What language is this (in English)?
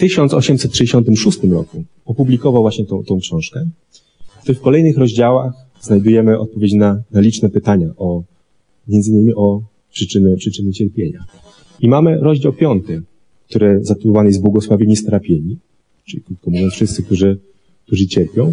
Polish